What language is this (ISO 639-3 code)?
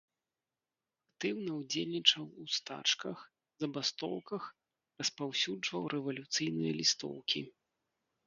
bel